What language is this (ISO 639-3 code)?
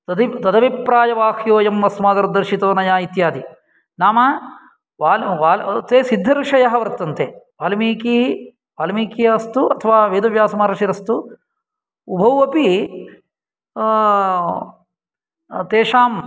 san